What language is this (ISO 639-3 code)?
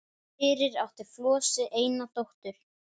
isl